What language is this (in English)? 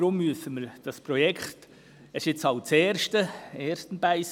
Swiss German